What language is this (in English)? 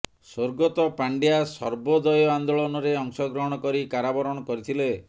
Odia